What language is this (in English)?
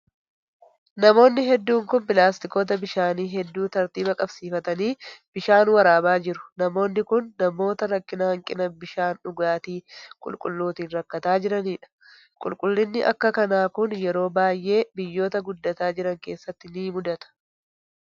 Oromo